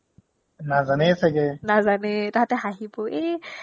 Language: Assamese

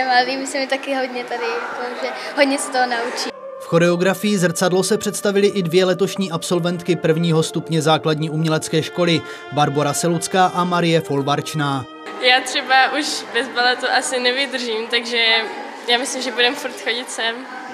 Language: Czech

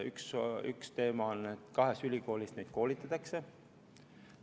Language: Estonian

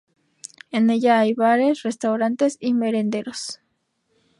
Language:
Spanish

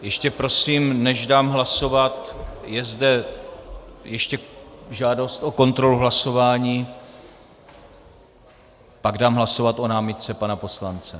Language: Czech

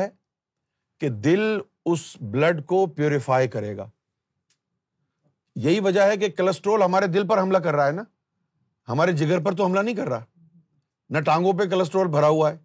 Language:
Urdu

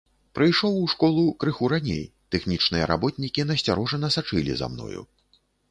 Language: Belarusian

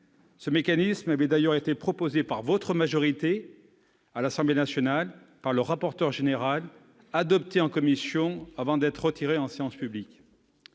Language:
French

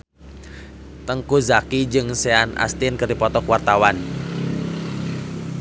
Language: Sundanese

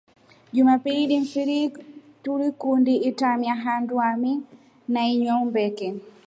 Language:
Rombo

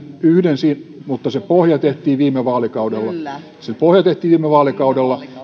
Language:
Finnish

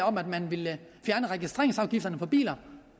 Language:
Danish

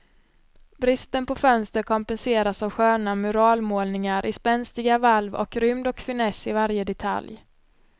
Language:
Swedish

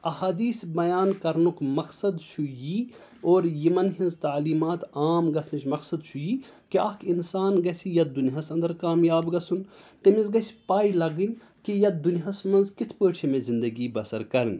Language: Kashmiri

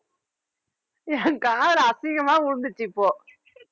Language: Tamil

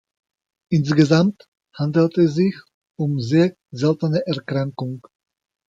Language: German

